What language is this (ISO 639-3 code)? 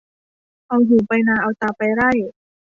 tha